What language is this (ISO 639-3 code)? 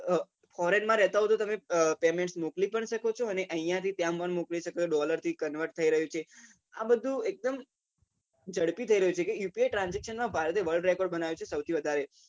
guj